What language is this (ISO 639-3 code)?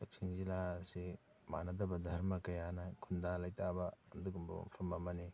mni